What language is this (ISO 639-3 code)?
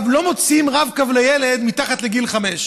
heb